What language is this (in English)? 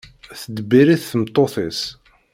Kabyle